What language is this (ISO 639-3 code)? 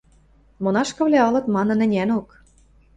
mrj